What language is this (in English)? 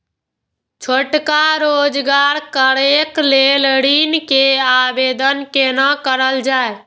Maithili